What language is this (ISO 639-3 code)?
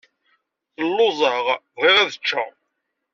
kab